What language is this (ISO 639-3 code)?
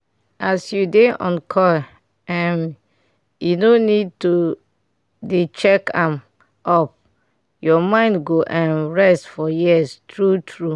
pcm